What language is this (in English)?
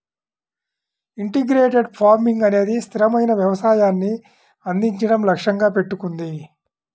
Telugu